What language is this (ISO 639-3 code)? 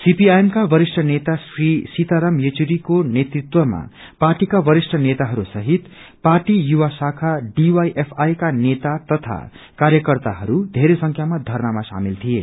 nep